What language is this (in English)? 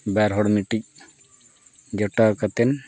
Santali